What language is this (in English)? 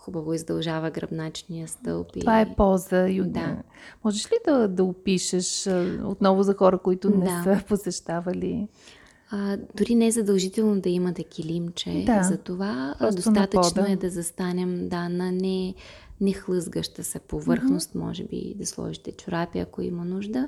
Bulgarian